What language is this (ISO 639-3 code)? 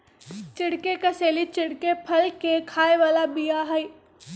mag